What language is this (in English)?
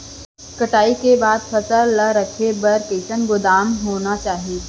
Chhattisgarhi